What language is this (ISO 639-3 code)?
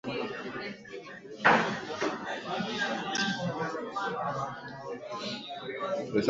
swa